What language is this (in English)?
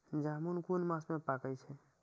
Maithili